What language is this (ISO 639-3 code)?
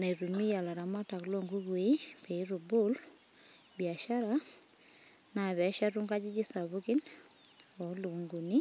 mas